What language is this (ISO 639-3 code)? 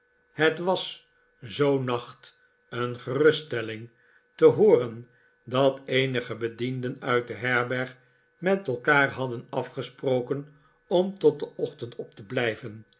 nld